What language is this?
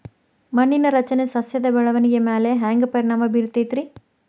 Kannada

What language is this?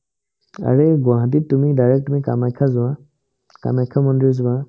Assamese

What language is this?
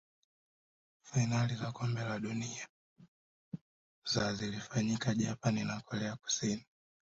Swahili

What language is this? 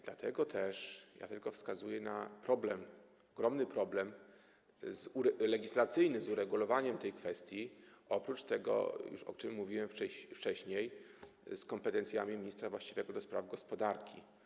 Polish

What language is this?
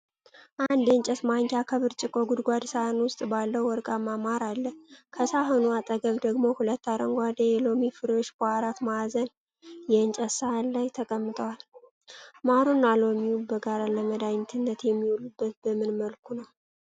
Amharic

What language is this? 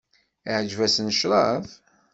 Kabyle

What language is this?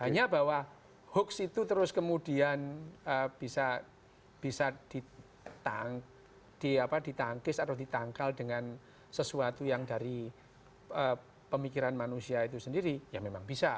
Indonesian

